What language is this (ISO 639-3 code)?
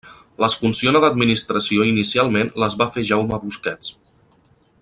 cat